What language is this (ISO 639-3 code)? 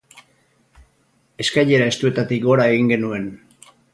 eus